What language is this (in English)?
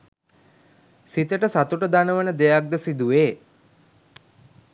Sinhala